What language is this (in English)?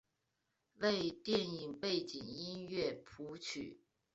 Chinese